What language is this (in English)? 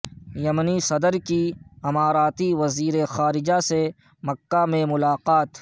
Urdu